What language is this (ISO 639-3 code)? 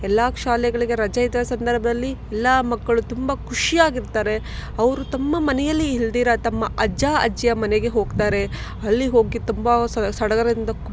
kan